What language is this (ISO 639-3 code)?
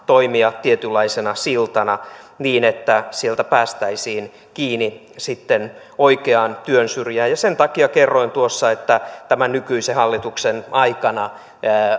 fin